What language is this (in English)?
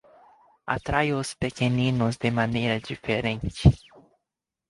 Portuguese